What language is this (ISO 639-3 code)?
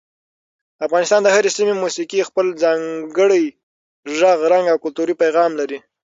pus